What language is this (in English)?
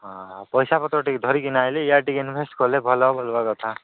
Odia